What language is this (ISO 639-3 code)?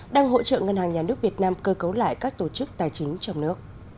vie